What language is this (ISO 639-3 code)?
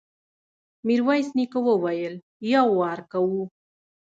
pus